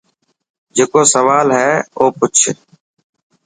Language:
Dhatki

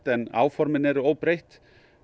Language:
Icelandic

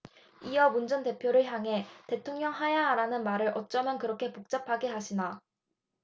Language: Korean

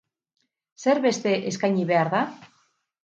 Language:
Basque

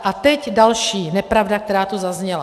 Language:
Czech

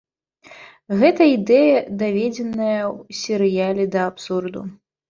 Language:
Belarusian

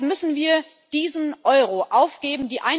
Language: German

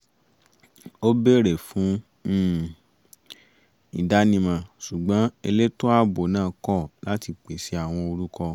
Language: Yoruba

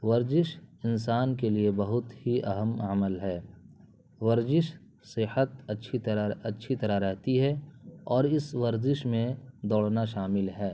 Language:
Urdu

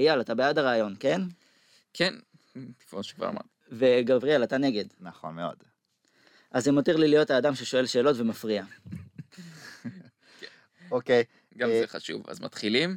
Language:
Hebrew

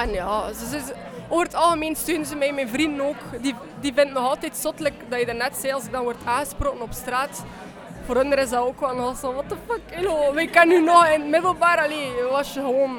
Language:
Dutch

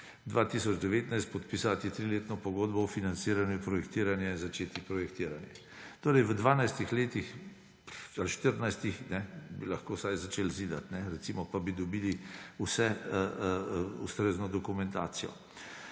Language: Slovenian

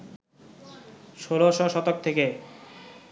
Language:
Bangla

